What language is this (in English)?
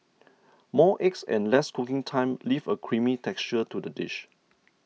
English